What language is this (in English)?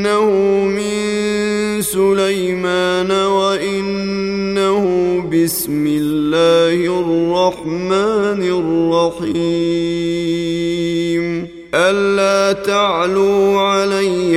Arabic